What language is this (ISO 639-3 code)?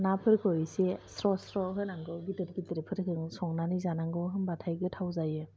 brx